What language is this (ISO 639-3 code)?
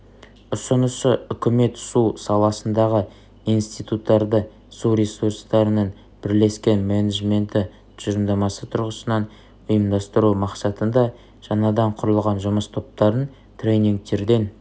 kaz